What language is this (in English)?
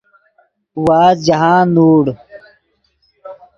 Yidgha